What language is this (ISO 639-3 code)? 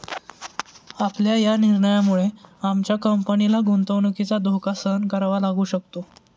mar